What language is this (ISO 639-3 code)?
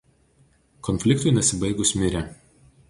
lit